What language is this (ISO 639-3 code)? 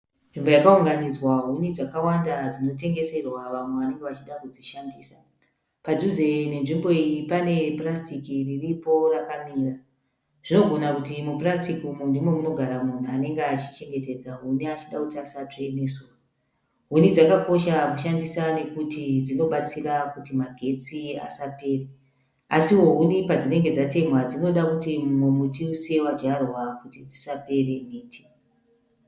sna